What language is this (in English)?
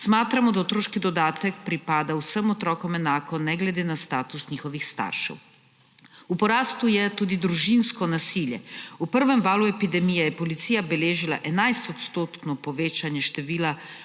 Slovenian